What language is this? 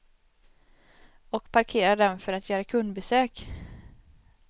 Swedish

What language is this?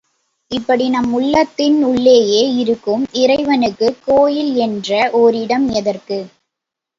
Tamil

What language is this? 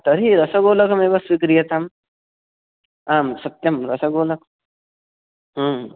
Sanskrit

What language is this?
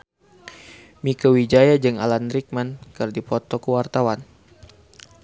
Sundanese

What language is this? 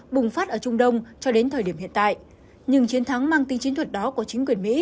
Vietnamese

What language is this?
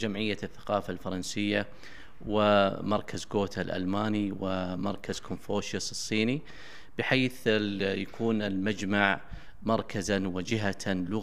Arabic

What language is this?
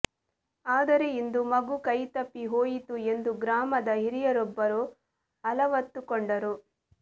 Kannada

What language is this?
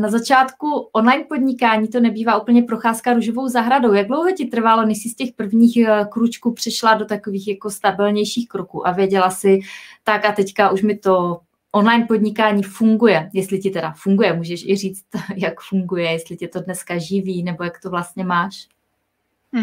Czech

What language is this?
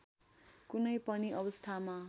Nepali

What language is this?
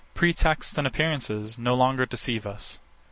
English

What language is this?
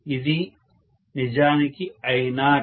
Telugu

